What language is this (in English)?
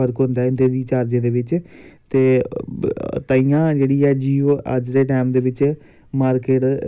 Dogri